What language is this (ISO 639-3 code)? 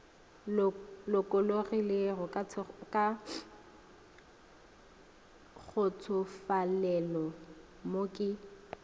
nso